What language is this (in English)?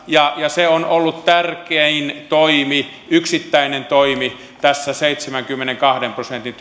Finnish